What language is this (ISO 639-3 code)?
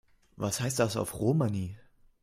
deu